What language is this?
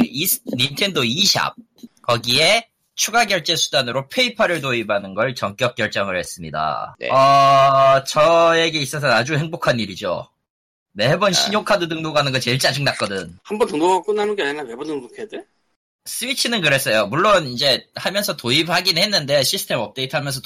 Korean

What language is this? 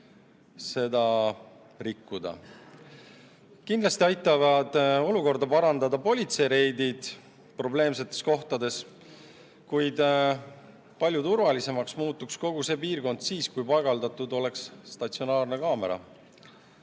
Estonian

